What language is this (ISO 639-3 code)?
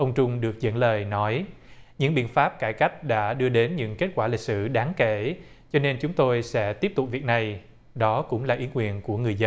vie